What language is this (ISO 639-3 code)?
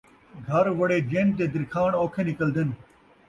skr